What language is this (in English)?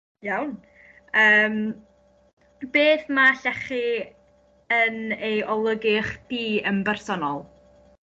Welsh